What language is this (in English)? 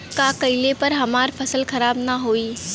Bhojpuri